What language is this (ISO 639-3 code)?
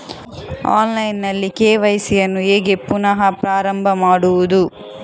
kan